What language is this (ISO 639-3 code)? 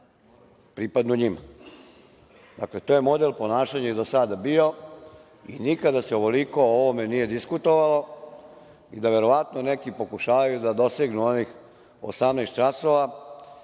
srp